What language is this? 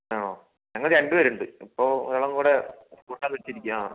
Malayalam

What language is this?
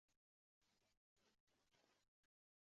Uzbek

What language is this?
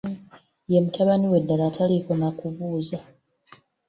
Ganda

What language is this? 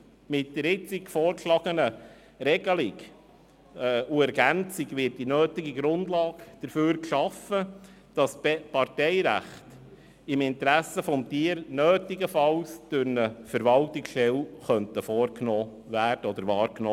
Swiss German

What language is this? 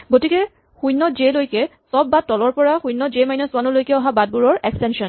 Assamese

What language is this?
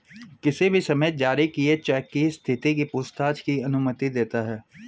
Hindi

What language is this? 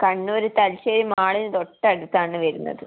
Malayalam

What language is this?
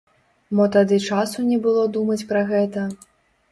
Belarusian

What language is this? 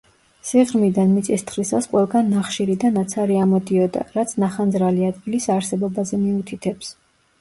Georgian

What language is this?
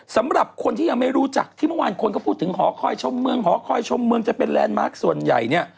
Thai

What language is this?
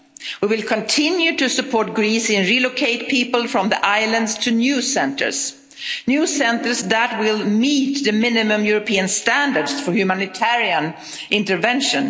English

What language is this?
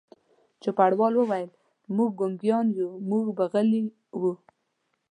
Pashto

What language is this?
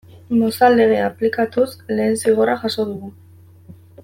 Basque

